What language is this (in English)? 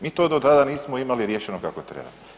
Croatian